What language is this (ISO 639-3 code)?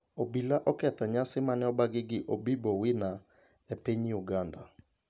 luo